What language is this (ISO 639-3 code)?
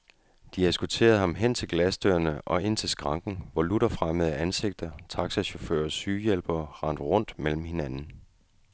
dan